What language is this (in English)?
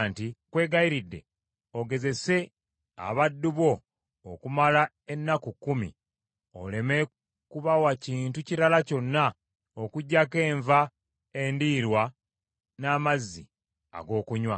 Ganda